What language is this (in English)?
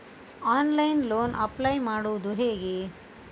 Kannada